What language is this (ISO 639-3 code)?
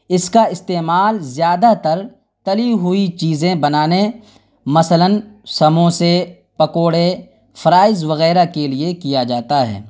urd